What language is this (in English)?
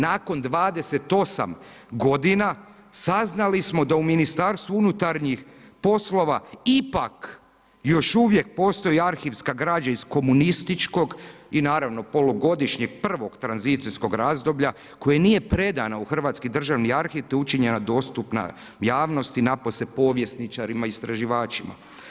Croatian